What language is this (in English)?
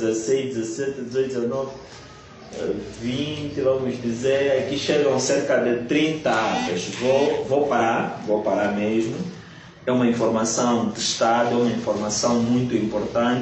Portuguese